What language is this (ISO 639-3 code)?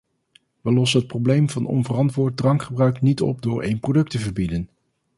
nld